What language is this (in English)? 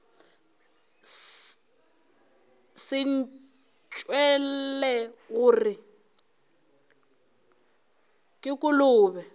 Northern Sotho